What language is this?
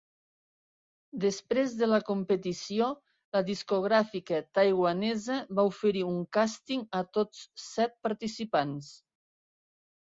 Catalan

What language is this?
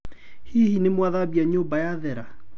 Kikuyu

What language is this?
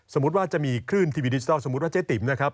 Thai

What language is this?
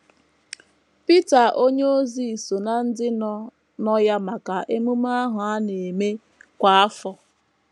Igbo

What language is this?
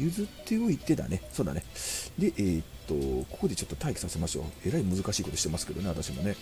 Japanese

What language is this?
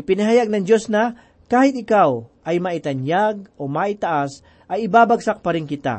Filipino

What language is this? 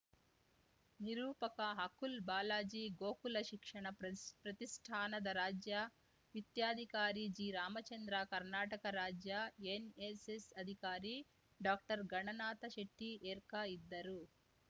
Kannada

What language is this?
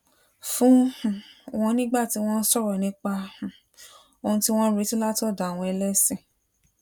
Yoruba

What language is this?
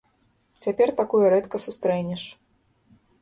Belarusian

